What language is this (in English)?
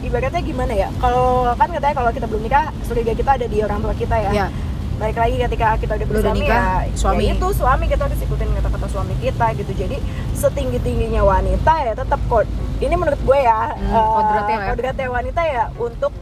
Indonesian